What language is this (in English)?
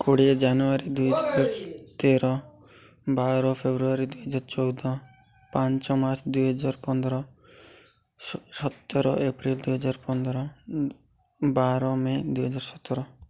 Odia